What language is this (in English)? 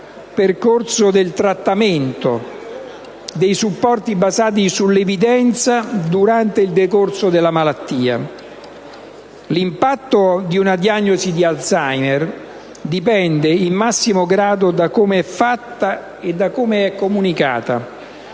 Italian